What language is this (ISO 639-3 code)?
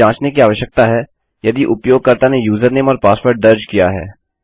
hin